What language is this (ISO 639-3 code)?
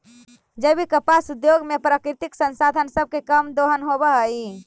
mag